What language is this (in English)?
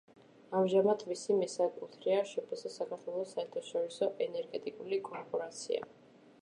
Georgian